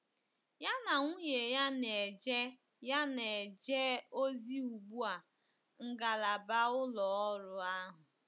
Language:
Igbo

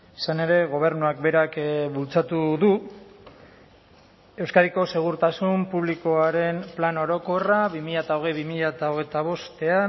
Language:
Basque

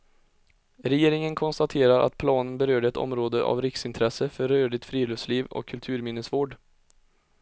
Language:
Swedish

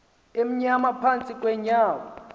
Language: Xhosa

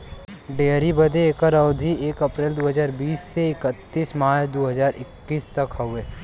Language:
Bhojpuri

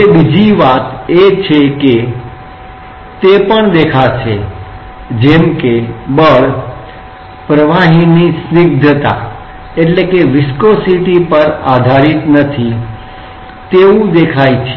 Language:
Gujarati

